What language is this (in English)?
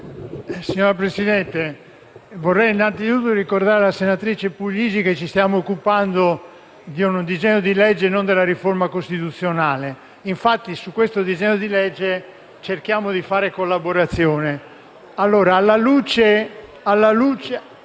Italian